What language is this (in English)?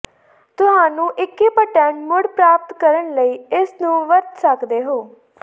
Punjabi